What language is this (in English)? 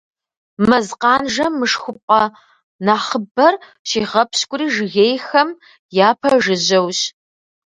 Kabardian